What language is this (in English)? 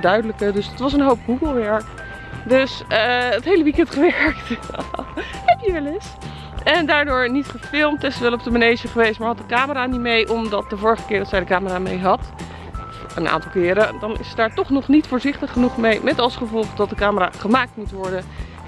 Dutch